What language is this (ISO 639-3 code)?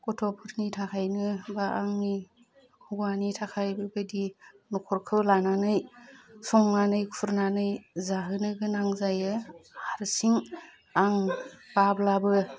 brx